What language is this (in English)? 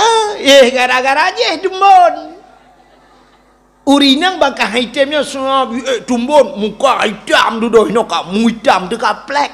Malay